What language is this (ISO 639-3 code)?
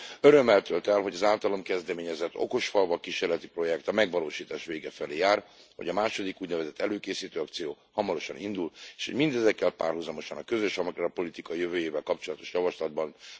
hun